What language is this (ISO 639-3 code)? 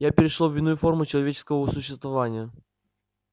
rus